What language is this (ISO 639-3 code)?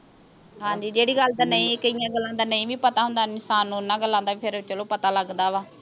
pan